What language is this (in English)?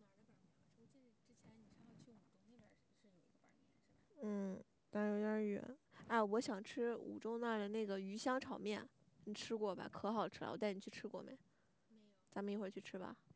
Chinese